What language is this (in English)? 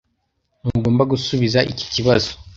Kinyarwanda